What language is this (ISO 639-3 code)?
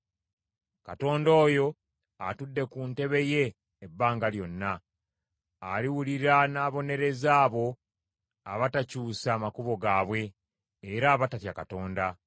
lug